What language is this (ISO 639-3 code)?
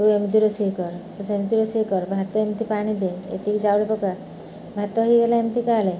ori